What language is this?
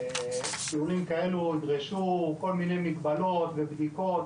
Hebrew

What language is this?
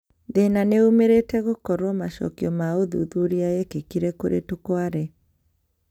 Kikuyu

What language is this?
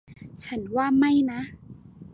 Thai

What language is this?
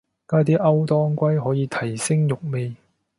Cantonese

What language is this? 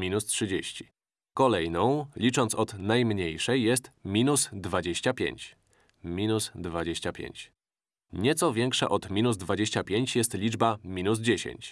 Polish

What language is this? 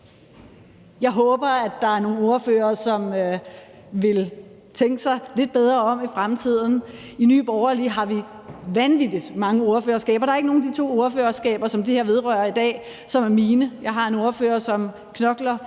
Danish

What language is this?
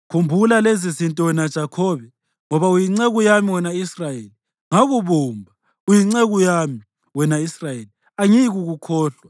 North Ndebele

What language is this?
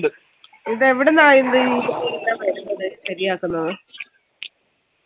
Malayalam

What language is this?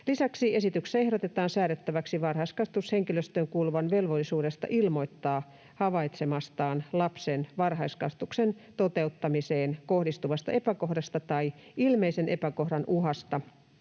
Finnish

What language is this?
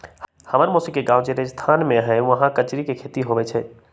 Magahi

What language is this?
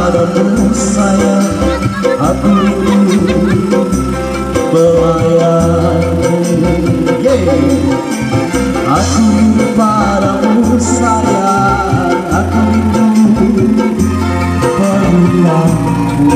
Romanian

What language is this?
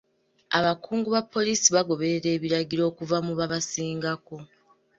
Ganda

